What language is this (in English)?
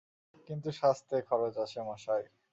Bangla